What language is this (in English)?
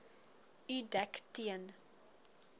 Afrikaans